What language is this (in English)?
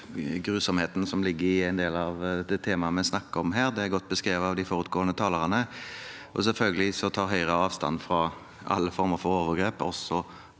Norwegian